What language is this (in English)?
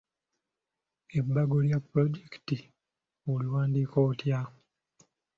Ganda